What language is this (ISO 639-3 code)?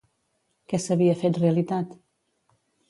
cat